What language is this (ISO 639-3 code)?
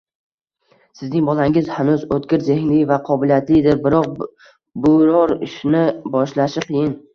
uzb